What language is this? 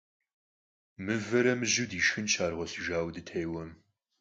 Kabardian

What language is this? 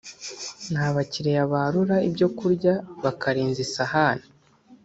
Kinyarwanda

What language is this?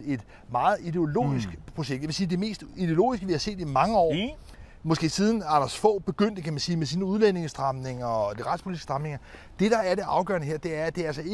Danish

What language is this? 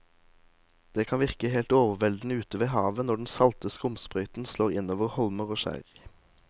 Norwegian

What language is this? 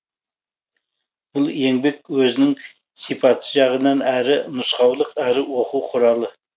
Kazakh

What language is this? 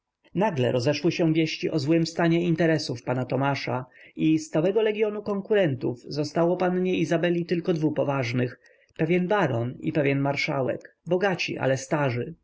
Polish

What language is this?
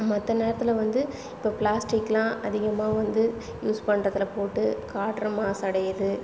Tamil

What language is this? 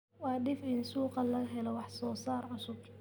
Somali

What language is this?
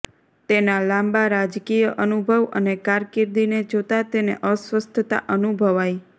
Gujarati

